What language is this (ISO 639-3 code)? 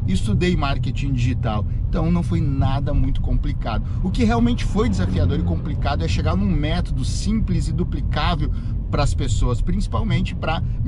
por